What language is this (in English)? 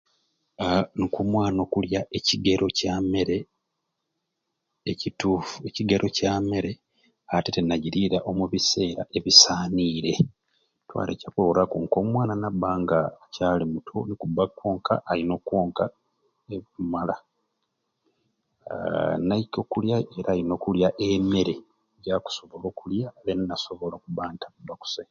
Ruuli